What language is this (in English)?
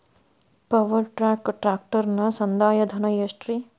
Kannada